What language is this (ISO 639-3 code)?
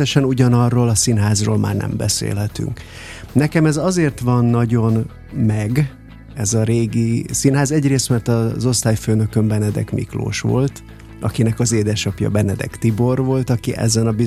hun